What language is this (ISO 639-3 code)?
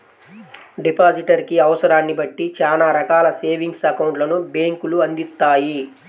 tel